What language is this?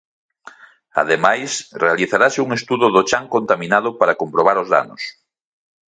Galician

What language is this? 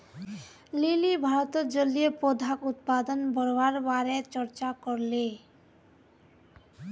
Magahi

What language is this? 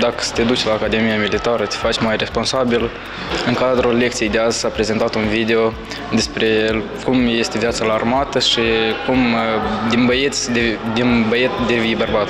Romanian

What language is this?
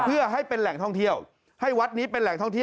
Thai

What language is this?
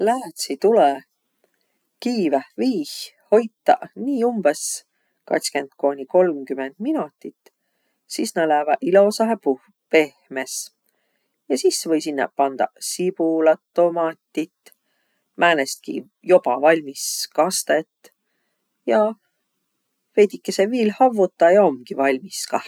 Võro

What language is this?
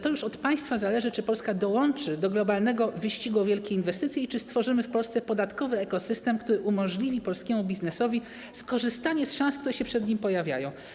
Polish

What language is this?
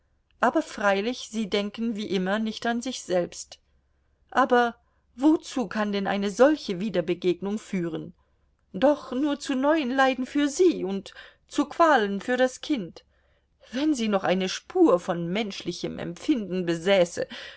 German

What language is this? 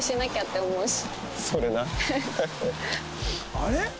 Japanese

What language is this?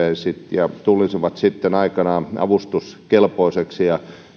Finnish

